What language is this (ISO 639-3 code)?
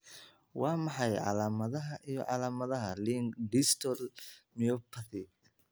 som